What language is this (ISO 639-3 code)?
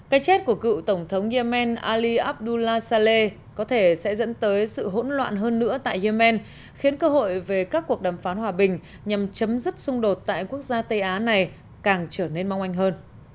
vie